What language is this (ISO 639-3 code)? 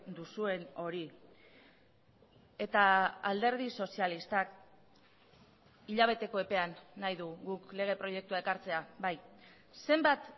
eus